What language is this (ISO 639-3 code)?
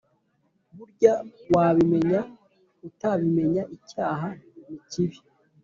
kin